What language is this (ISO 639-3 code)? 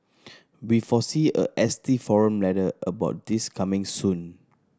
eng